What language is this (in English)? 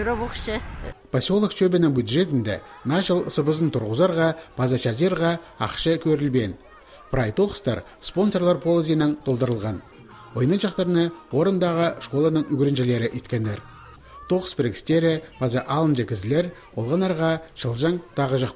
Russian